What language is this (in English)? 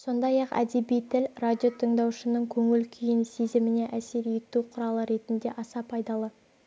Kazakh